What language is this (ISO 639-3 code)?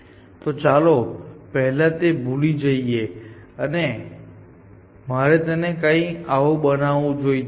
guj